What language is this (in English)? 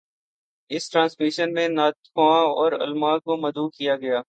Urdu